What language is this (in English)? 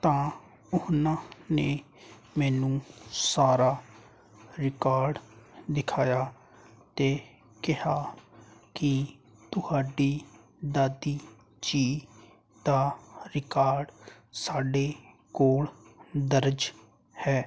Punjabi